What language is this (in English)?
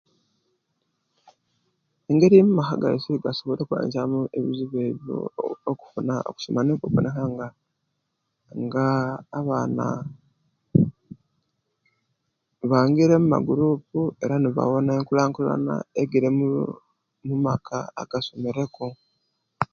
Kenyi